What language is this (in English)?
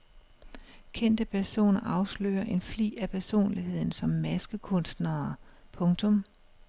Danish